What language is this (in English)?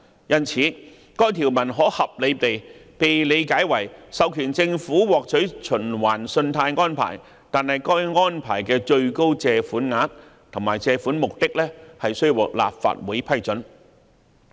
Cantonese